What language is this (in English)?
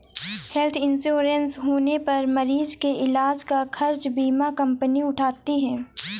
Hindi